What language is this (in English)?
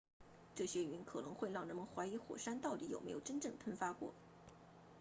Chinese